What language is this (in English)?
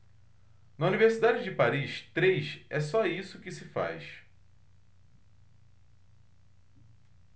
Portuguese